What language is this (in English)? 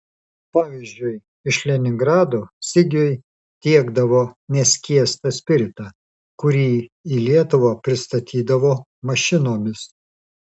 Lithuanian